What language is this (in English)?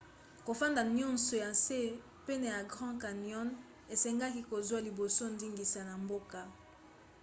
Lingala